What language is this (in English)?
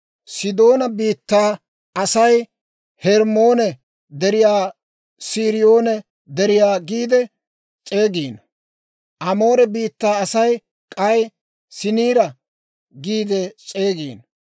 Dawro